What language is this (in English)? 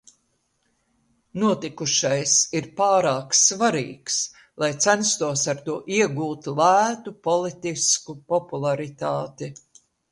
Latvian